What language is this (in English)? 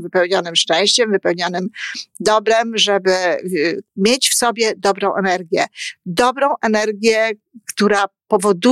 Polish